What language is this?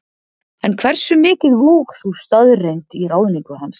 Icelandic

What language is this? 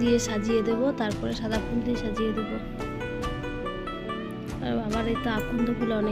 Arabic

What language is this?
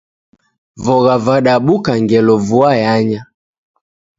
Taita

